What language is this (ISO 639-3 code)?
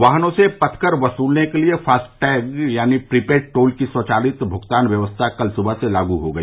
hin